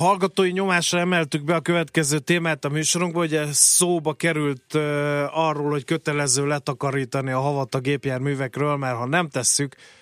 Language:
Hungarian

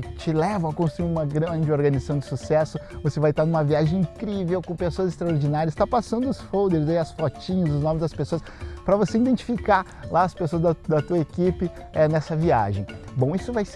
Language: Portuguese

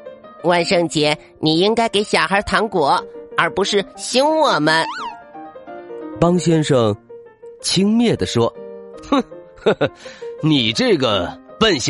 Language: Chinese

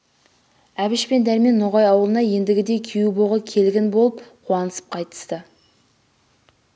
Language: Kazakh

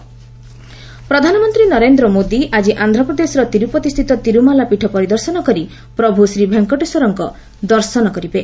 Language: Odia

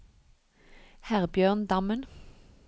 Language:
Norwegian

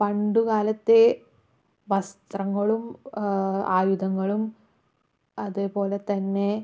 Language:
Malayalam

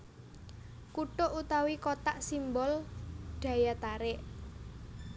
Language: Javanese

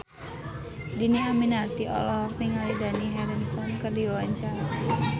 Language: Sundanese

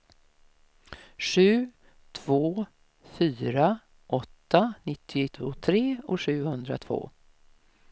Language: Swedish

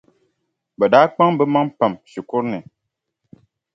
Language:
Dagbani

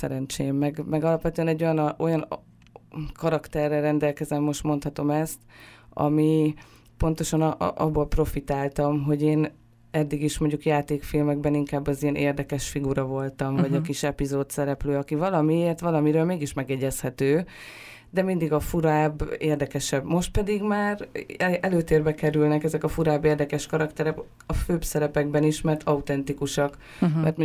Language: Hungarian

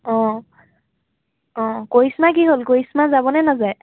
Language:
Assamese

